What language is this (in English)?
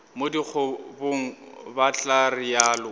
Northern Sotho